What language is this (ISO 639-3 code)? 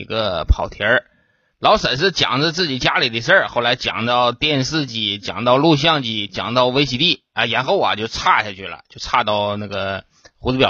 zho